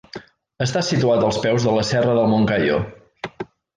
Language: Catalan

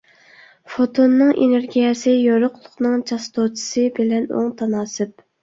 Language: Uyghur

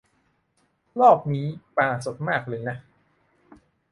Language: Thai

